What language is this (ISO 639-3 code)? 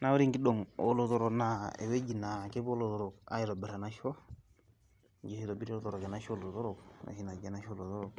mas